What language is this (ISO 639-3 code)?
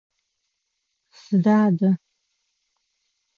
ady